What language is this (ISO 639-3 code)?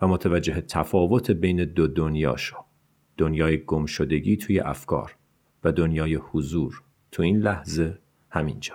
fas